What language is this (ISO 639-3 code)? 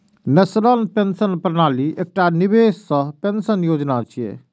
mai